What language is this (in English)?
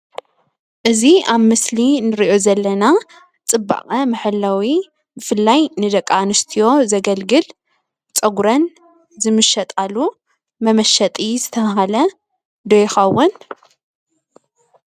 Tigrinya